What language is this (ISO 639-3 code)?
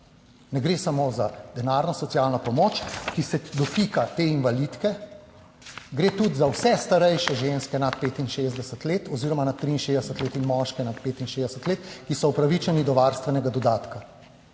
slv